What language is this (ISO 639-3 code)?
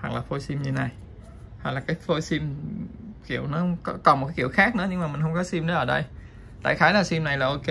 vie